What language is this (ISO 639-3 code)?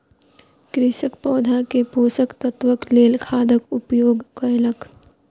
mai